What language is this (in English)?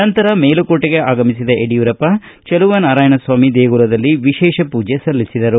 Kannada